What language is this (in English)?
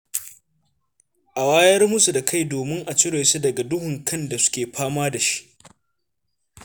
Hausa